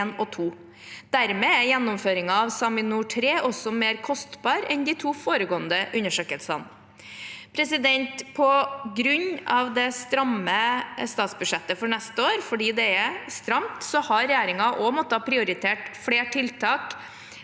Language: Norwegian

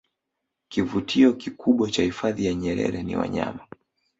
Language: Swahili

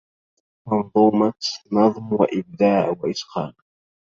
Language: Arabic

